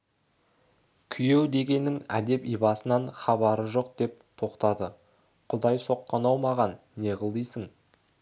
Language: Kazakh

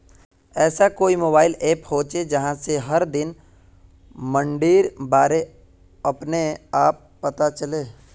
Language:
Magahi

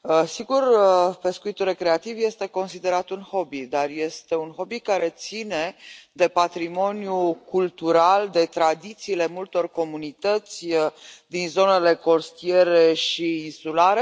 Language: Romanian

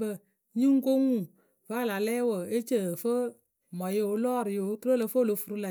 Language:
Akebu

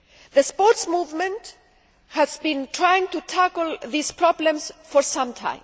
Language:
English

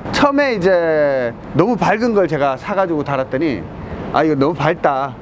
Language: Korean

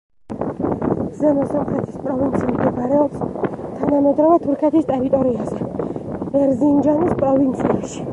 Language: Georgian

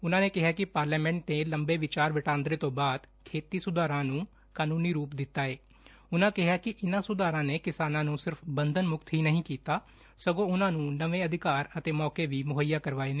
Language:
Punjabi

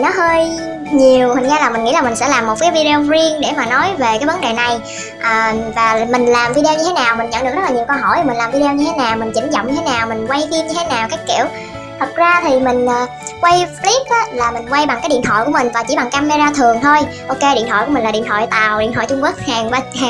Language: Vietnamese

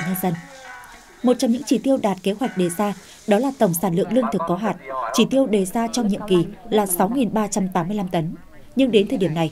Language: Vietnamese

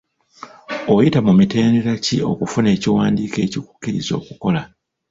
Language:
Ganda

